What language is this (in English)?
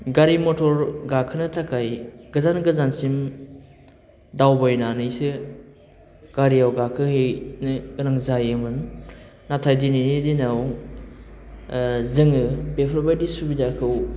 Bodo